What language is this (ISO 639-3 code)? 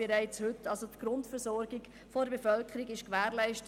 gsw